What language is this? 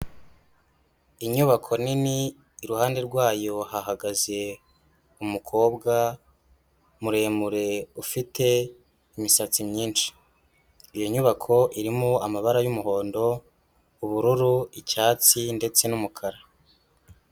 Kinyarwanda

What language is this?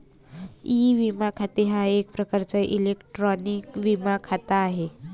Marathi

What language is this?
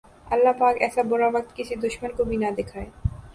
Urdu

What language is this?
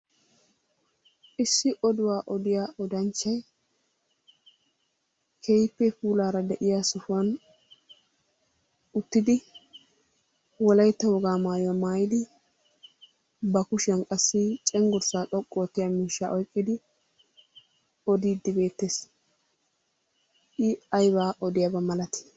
Wolaytta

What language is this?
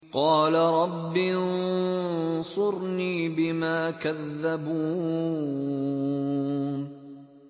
Arabic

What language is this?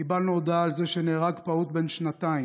Hebrew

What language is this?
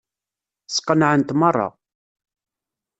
Kabyle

